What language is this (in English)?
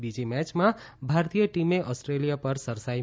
Gujarati